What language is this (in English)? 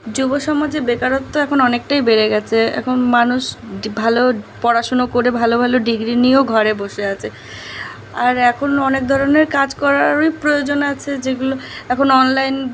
Bangla